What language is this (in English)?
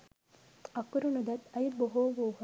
Sinhala